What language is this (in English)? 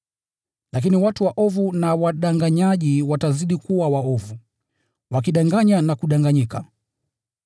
Swahili